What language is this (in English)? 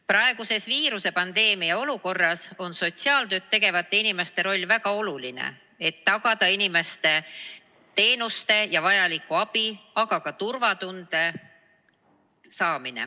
Estonian